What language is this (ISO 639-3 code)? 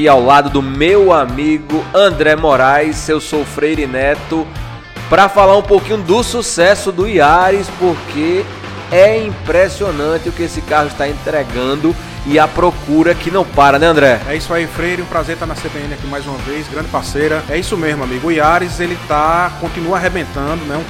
por